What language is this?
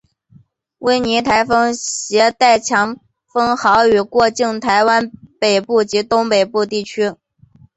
Chinese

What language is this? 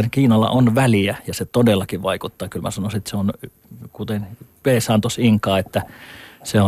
Finnish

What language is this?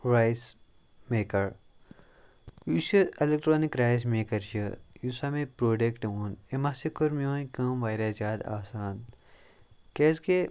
Kashmiri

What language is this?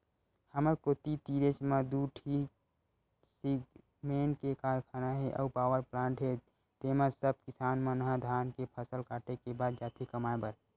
Chhattisgarhi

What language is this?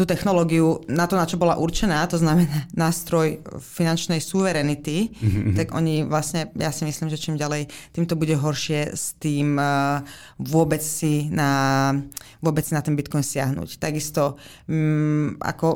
Czech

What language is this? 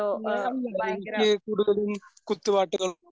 Malayalam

